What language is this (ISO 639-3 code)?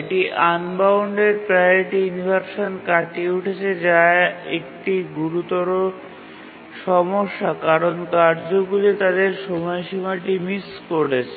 ben